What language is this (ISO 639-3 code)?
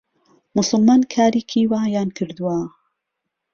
ckb